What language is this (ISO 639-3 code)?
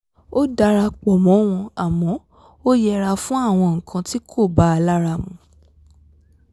yor